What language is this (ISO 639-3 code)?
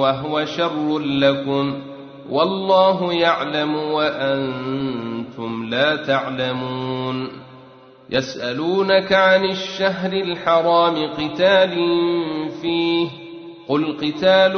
ara